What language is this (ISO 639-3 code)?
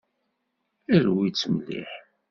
kab